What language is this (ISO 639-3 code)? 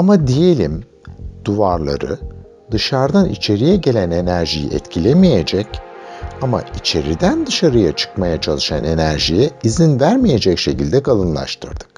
tur